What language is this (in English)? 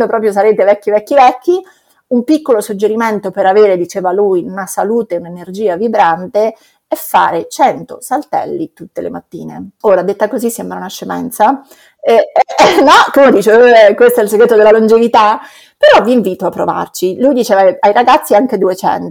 Italian